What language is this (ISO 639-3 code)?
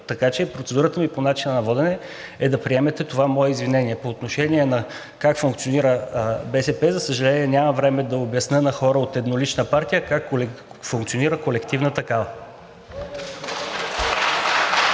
bul